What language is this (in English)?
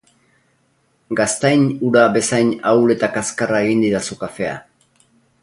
Basque